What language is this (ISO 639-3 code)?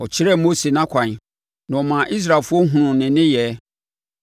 aka